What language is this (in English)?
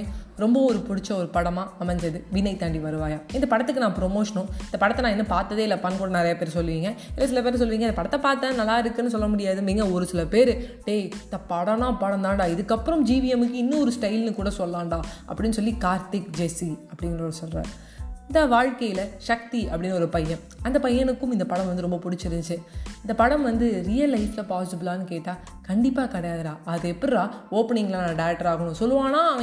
Tamil